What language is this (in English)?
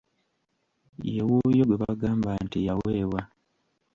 Ganda